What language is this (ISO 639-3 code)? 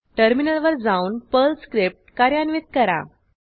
mar